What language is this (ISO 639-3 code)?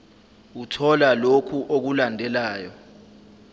zul